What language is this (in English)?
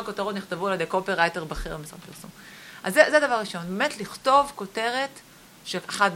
Hebrew